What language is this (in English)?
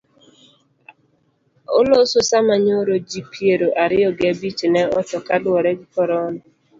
Luo (Kenya and Tanzania)